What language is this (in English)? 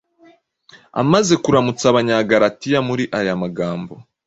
Kinyarwanda